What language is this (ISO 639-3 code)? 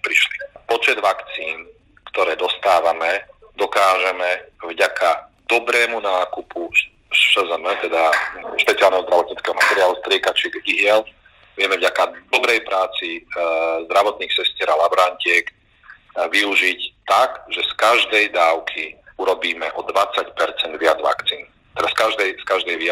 slk